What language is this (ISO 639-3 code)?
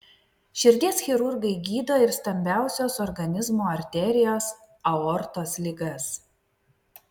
lit